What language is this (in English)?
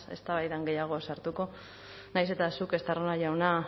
Basque